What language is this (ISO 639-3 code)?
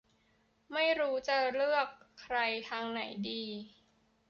tha